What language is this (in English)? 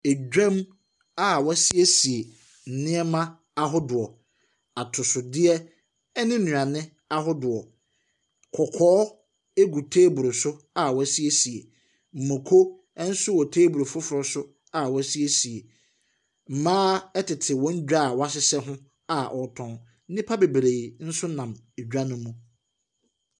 Akan